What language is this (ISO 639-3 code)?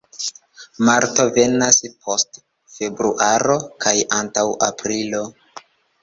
epo